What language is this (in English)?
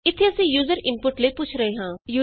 Punjabi